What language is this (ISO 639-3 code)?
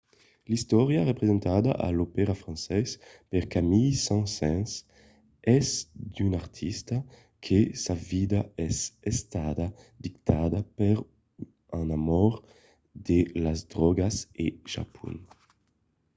oci